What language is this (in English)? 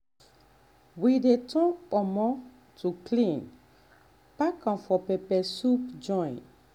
Nigerian Pidgin